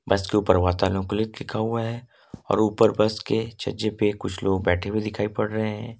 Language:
Hindi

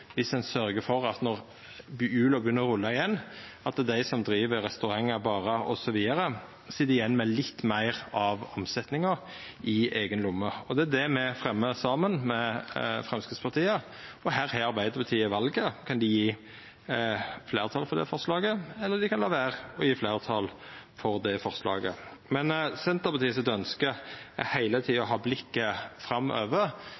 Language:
Norwegian Nynorsk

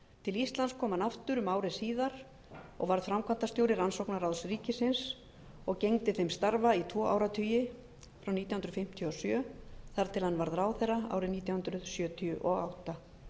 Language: Icelandic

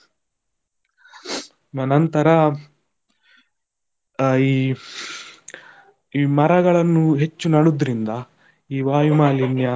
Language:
Kannada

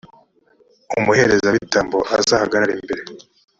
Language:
Kinyarwanda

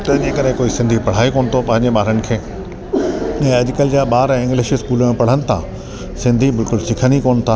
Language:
Sindhi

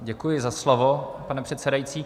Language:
Czech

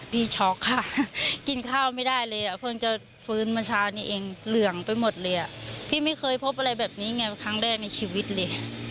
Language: Thai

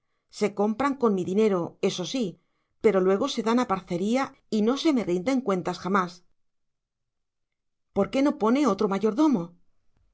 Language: Spanish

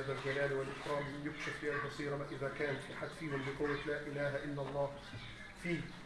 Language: Arabic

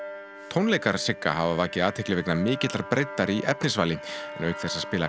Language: Icelandic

